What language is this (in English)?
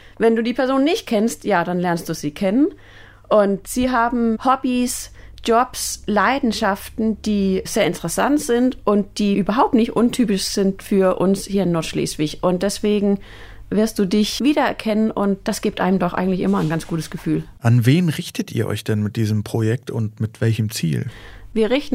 German